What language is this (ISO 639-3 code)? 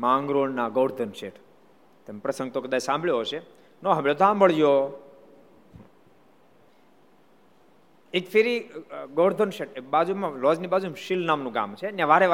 guj